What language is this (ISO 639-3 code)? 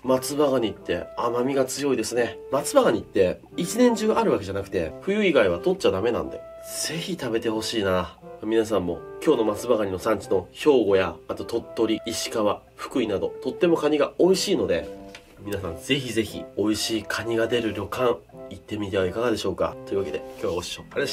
jpn